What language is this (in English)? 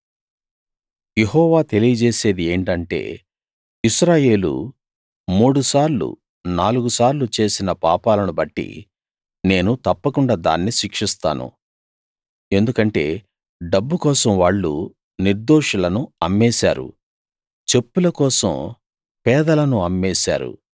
Telugu